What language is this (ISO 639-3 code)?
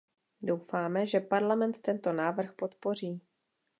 ces